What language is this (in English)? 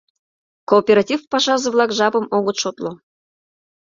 Mari